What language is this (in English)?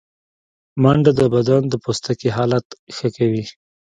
Pashto